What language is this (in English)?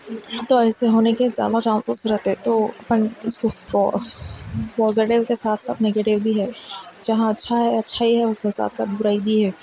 Urdu